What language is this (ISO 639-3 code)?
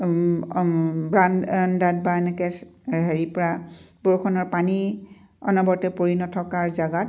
asm